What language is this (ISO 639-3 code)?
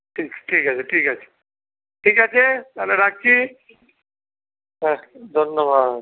ben